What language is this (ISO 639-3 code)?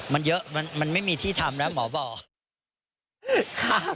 tha